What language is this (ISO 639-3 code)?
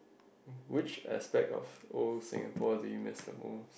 eng